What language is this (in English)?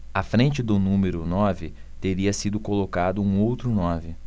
Portuguese